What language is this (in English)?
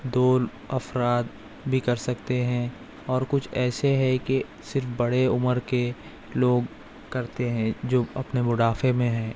Urdu